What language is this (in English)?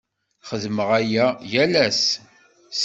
Kabyle